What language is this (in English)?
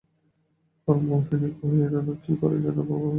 Bangla